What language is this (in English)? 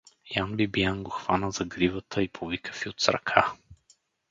Bulgarian